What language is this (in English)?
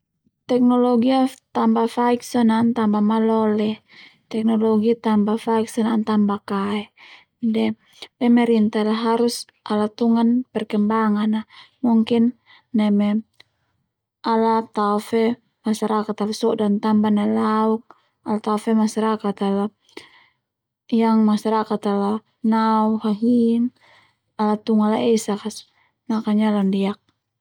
Termanu